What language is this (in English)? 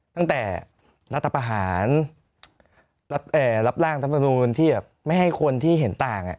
Thai